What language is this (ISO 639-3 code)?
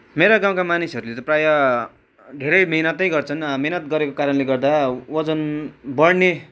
nep